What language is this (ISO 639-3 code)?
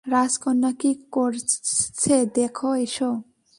ben